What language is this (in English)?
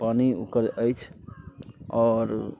Maithili